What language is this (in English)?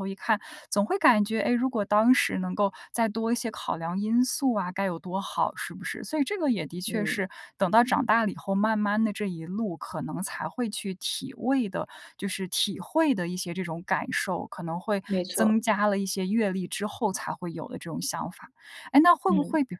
Chinese